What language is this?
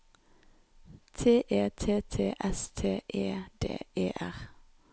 Norwegian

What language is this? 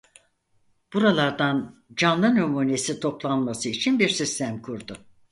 Turkish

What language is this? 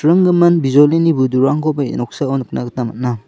Garo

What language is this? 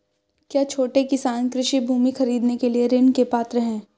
Hindi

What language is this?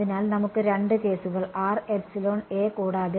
Malayalam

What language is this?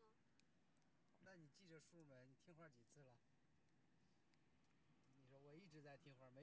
Chinese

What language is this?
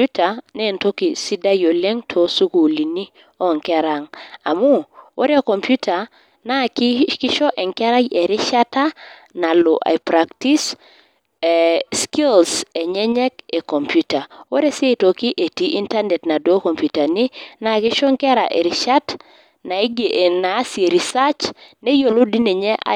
Masai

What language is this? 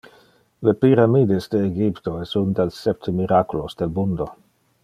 Interlingua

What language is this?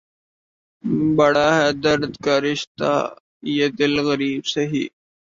Urdu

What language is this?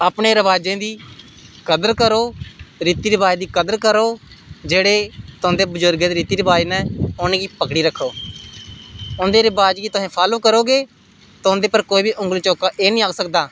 Dogri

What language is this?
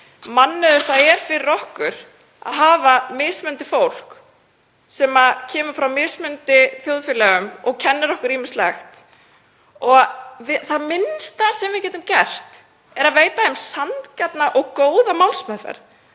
Icelandic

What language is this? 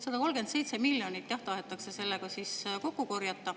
Estonian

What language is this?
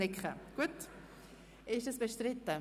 Swiss German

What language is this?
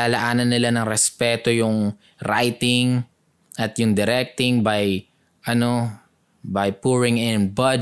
Filipino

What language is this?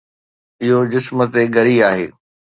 Sindhi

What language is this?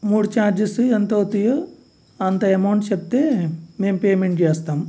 Telugu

